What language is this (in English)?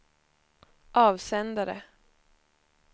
Swedish